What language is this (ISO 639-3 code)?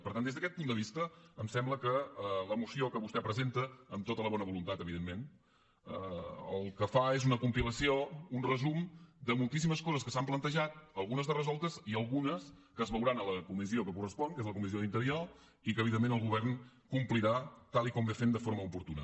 cat